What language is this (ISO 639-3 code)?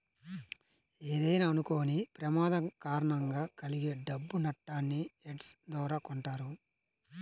tel